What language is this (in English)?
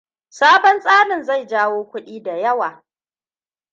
Hausa